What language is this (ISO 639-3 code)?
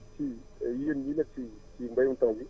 wol